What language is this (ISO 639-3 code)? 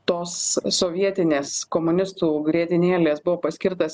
lit